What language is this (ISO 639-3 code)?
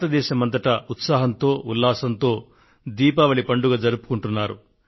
tel